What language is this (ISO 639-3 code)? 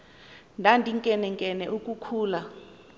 xho